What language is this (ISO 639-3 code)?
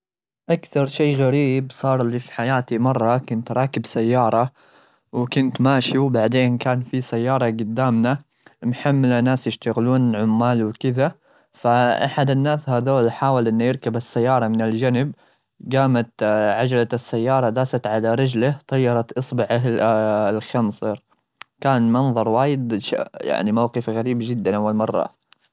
afb